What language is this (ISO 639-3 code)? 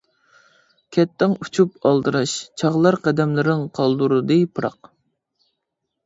uig